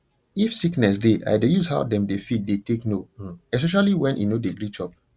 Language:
Nigerian Pidgin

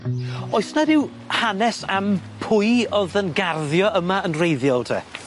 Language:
Welsh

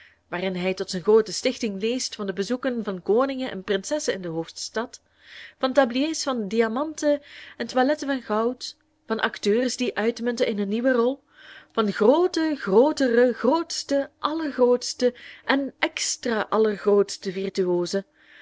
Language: Dutch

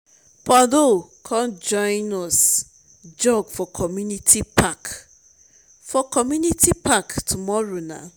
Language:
Nigerian Pidgin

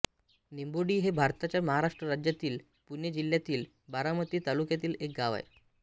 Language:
Marathi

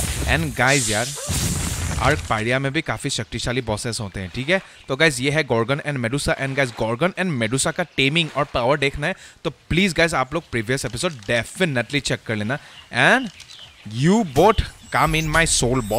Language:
Hindi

